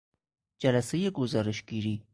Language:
Persian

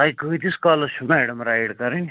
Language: Kashmiri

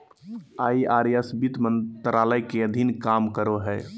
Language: Magahi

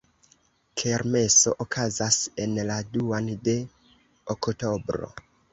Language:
Esperanto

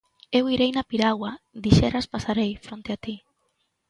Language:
Galician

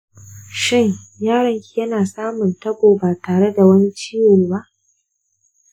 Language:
Hausa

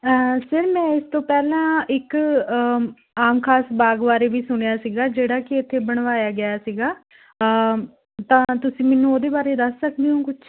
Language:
Punjabi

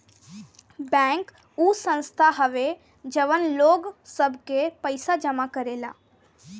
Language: Bhojpuri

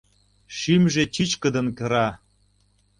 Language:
Mari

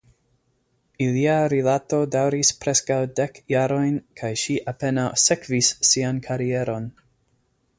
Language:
Esperanto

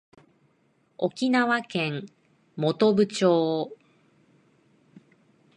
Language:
Japanese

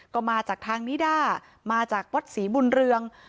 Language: Thai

